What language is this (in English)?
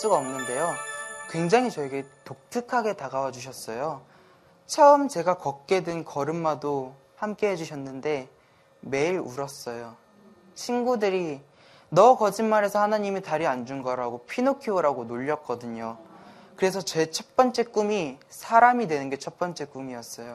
Korean